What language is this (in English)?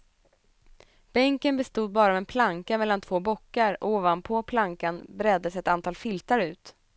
Swedish